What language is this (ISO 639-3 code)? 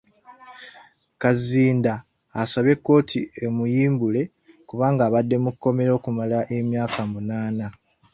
lug